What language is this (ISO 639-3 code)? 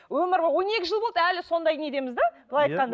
kaz